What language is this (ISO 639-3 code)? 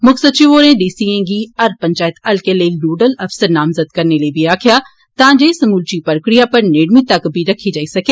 doi